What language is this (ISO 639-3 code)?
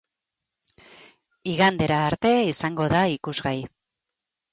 eus